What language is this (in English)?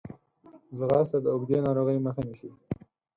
Pashto